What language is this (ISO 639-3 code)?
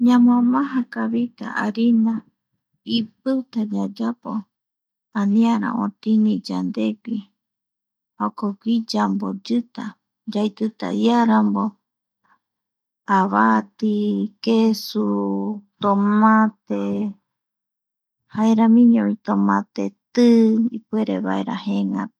gui